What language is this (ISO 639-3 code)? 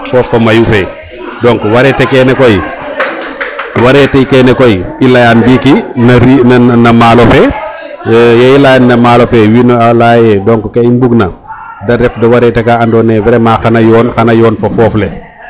srr